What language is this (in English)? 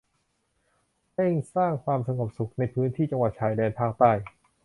Thai